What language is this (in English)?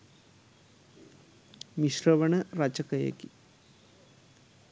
Sinhala